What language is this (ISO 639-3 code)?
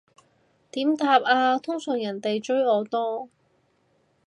yue